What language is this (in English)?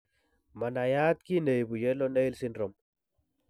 Kalenjin